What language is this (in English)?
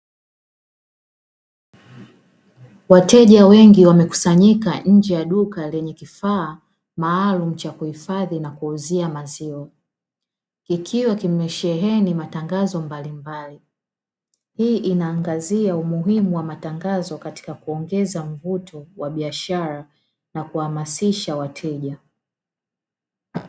Swahili